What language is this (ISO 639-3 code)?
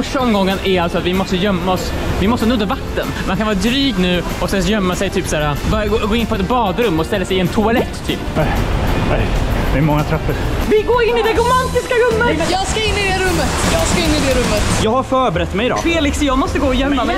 swe